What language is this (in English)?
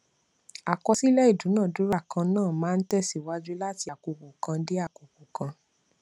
Yoruba